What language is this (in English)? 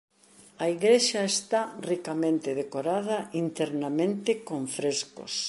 Galician